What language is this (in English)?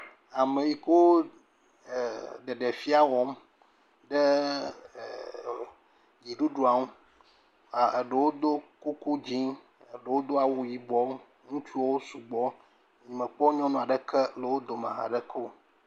Ewe